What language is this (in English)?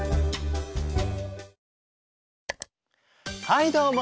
Japanese